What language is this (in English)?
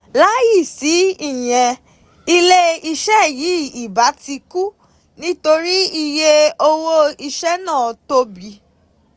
Yoruba